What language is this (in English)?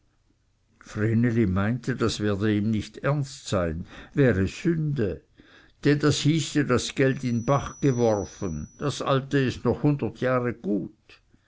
German